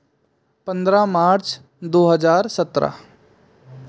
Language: Hindi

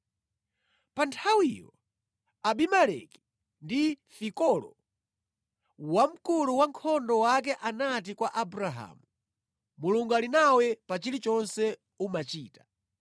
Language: Nyanja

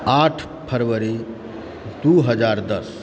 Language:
Maithili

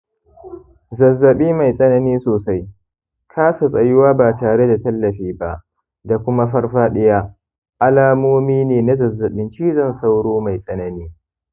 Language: Hausa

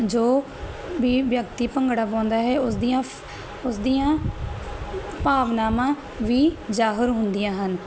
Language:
Punjabi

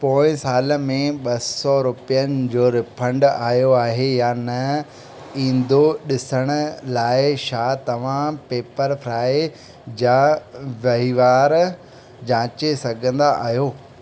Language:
Sindhi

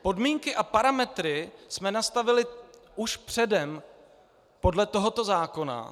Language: Czech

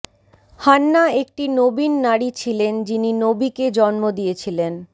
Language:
Bangla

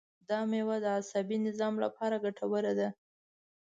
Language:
Pashto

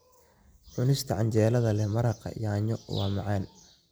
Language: Somali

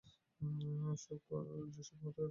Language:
Bangla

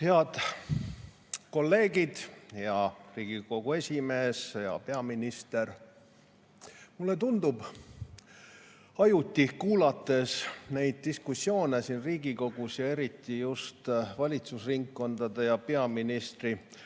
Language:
Estonian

